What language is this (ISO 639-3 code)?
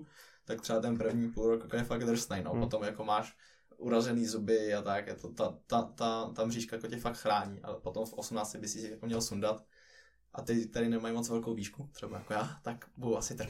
ces